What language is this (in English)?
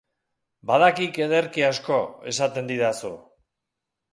Basque